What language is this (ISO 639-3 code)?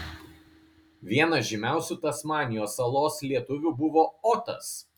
lit